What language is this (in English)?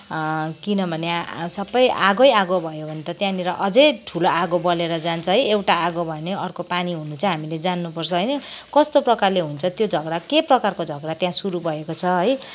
Nepali